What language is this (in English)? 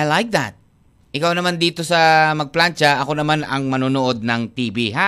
Filipino